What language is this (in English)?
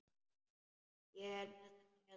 Icelandic